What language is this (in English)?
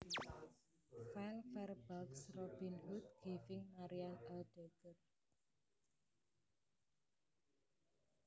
Javanese